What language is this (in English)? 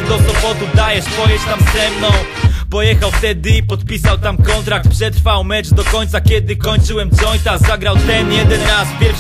Polish